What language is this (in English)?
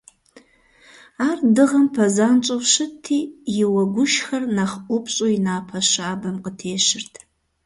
Kabardian